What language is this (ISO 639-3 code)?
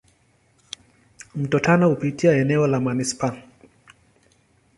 swa